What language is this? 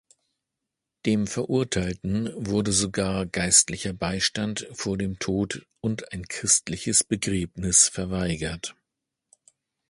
German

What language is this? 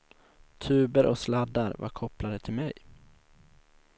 Swedish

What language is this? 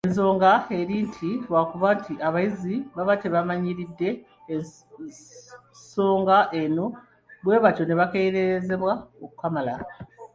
Ganda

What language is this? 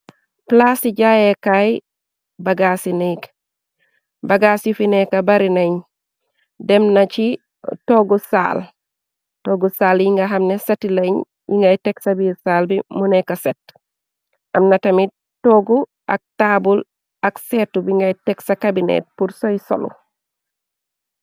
Wolof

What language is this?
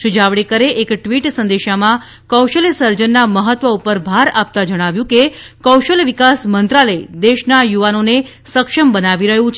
Gujarati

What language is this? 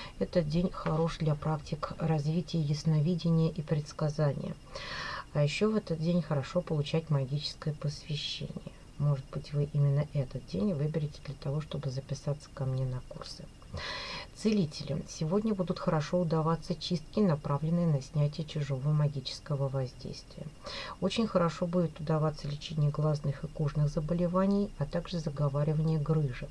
Russian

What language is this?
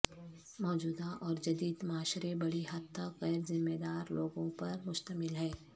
Urdu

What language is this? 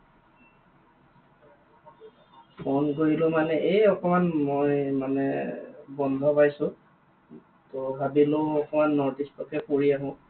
Assamese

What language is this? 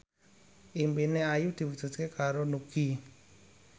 Javanese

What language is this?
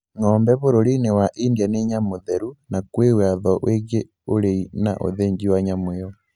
Kikuyu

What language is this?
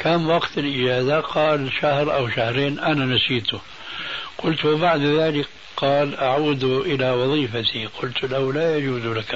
Arabic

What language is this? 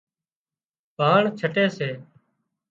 Wadiyara Koli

